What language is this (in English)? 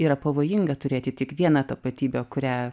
Lithuanian